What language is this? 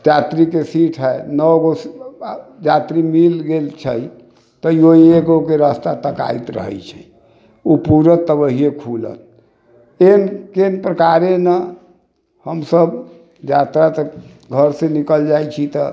Maithili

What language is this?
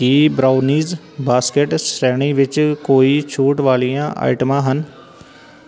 Punjabi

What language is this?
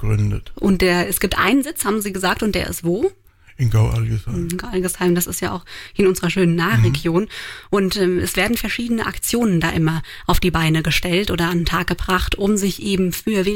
German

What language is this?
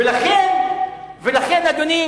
Hebrew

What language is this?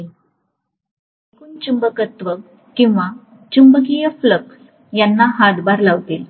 Marathi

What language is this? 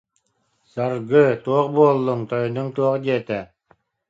Yakut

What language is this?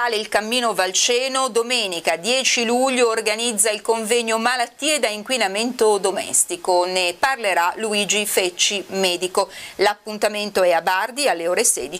Italian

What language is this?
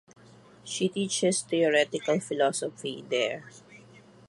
English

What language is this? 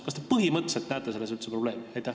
Estonian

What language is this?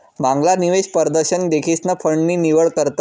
Marathi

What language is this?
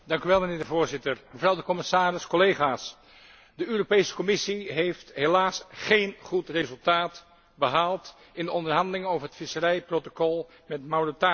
Dutch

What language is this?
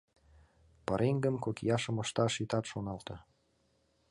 Mari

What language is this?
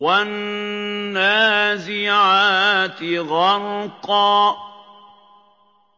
Arabic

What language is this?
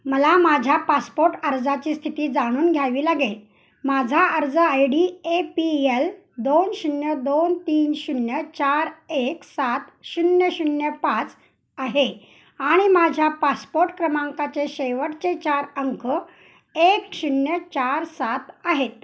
Marathi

